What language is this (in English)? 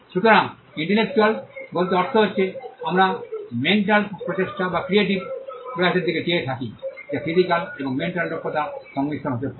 Bangla